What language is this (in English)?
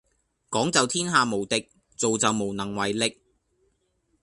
Cantonese